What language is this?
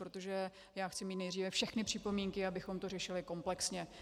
Czech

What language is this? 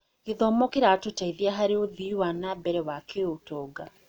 Kikuyu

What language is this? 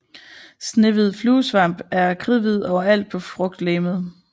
Danish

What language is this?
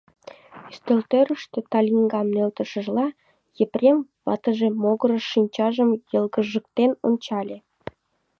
Mari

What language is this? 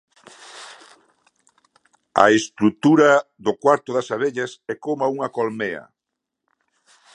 Galician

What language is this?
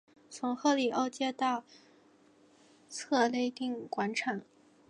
Chinese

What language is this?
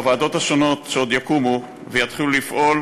Hebrew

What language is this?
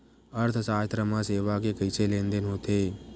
Chhattisgarhi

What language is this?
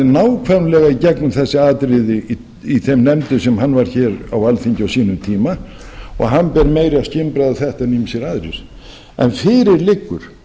Icelandic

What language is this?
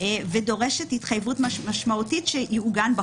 Hebrew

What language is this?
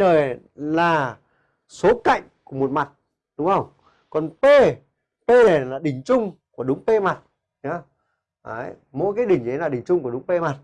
Vietnamese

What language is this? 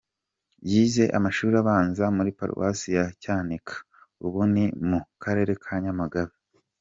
Kinyarwanda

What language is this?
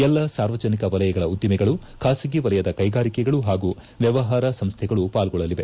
Kannada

